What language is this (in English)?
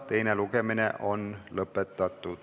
Estonian